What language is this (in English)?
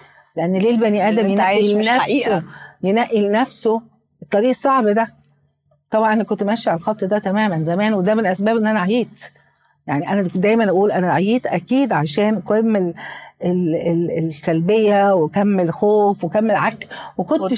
Arabic